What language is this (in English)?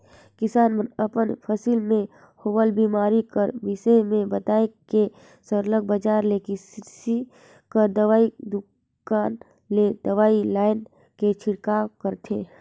Chhattisgarhi